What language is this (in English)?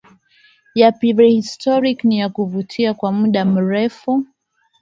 Swahili